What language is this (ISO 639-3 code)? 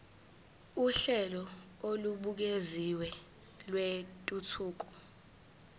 zul